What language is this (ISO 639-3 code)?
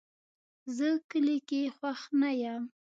pus